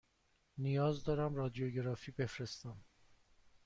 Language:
Persian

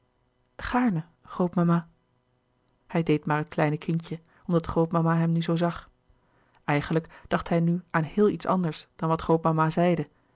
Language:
Dutch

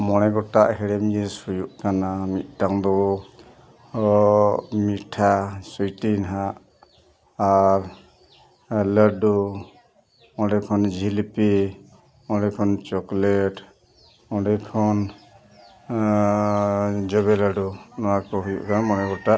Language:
Santali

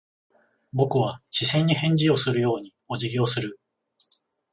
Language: Japanese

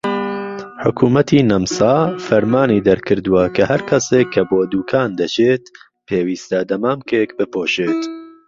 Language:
Central Kurdish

